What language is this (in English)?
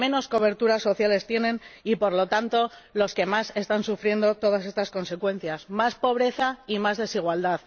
Spanish